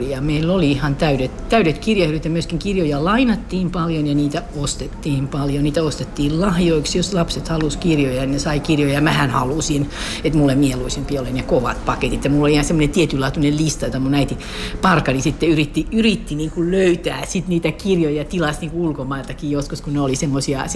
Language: Finnish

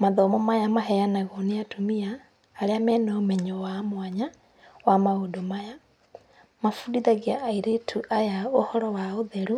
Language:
Kikuyu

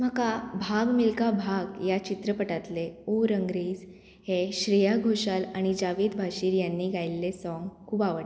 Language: Konkani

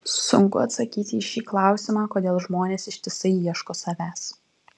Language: Lithuanian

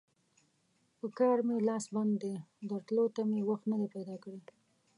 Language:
Pashto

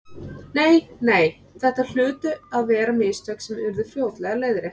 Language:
Icelandic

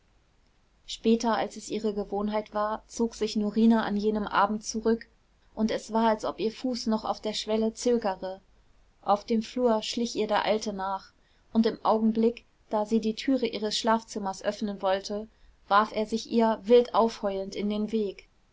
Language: German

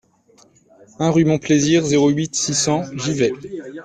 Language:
French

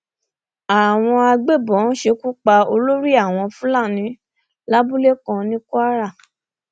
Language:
Yoruba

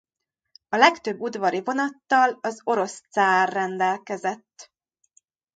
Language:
Hungarian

